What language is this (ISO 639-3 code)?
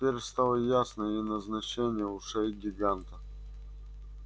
rus